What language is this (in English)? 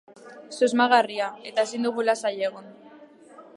Basque